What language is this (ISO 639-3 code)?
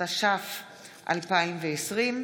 heb